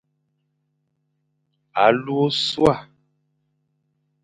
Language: Fang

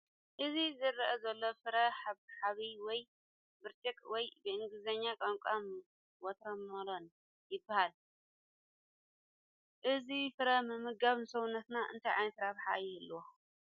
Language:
Tigrinya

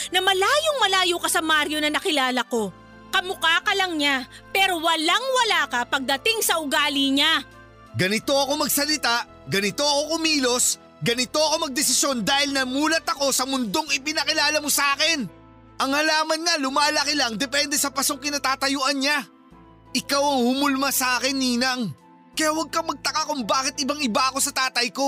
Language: Filipino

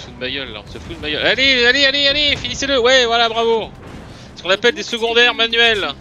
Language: French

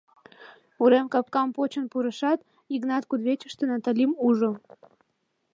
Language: Mari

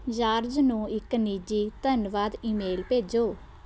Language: Punjabi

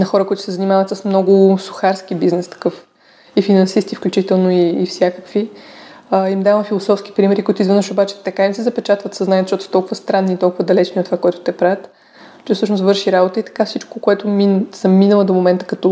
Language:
Bulgarian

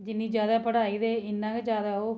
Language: Dogri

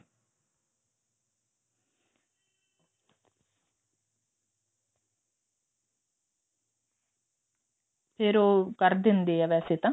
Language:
Punjabi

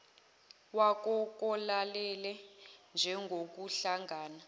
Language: Zulu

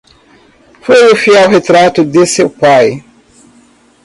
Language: Portuguese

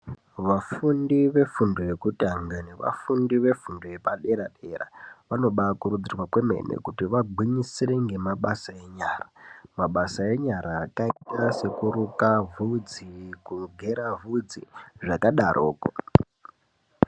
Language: Ndau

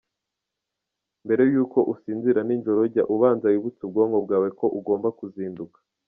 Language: Kinyarwanda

